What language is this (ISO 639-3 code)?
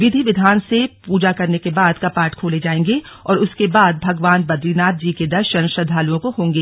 hin